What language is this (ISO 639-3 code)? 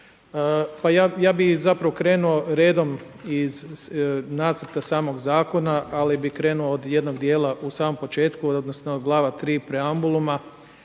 hrv